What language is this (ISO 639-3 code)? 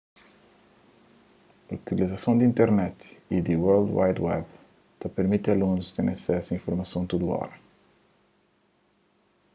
kea